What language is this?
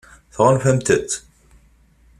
Kabyle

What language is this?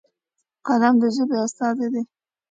Pashto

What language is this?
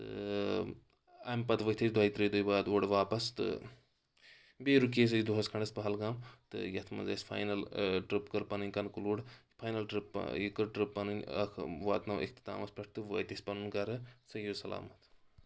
Kashmiri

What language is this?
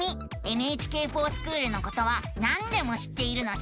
Japanese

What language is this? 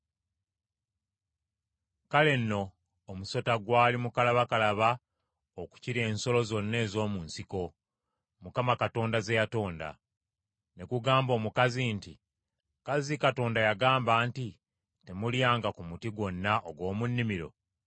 Ganda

